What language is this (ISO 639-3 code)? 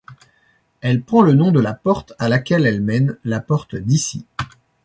fra